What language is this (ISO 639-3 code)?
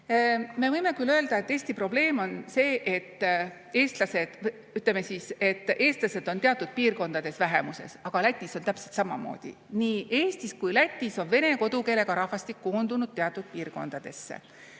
est